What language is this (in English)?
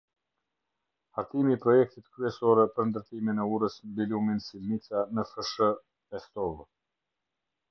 Albanian